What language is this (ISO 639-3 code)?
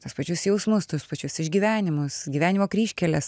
lit